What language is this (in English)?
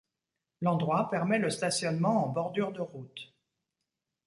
French